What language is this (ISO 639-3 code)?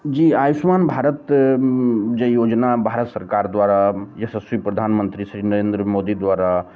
mai